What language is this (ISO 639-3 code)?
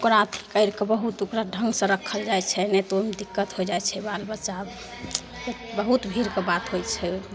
mai